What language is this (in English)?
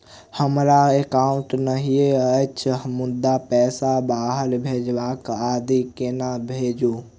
Maithili